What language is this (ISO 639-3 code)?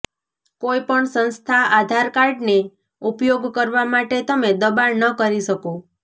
guj